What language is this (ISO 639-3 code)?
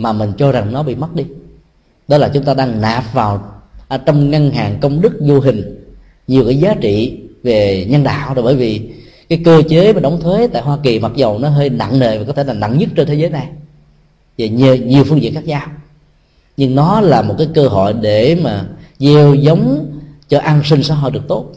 vie